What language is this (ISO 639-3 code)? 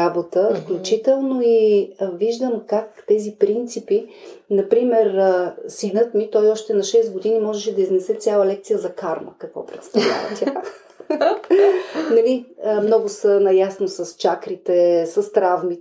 bul